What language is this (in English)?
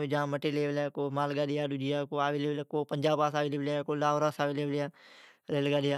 Od